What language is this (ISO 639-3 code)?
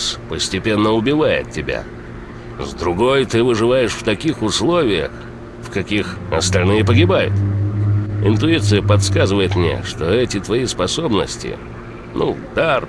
rus